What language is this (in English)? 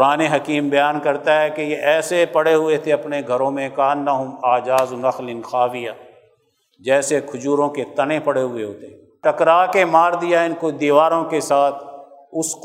Urdu